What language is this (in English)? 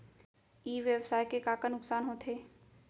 Chhattisgarhi